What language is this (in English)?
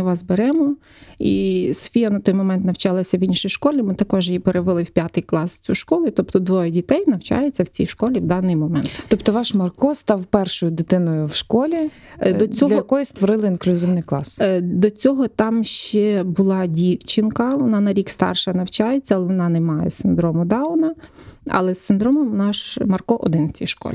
Ukrainian